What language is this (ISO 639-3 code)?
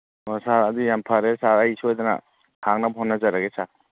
mni